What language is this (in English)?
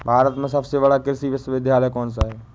Hindi